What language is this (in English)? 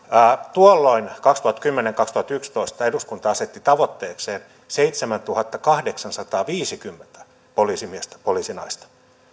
Finnish